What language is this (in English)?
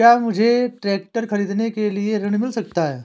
Hindi